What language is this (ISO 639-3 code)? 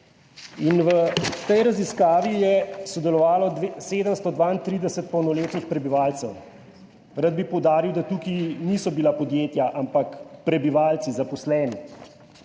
slv